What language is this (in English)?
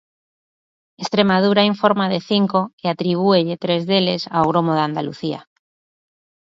Galician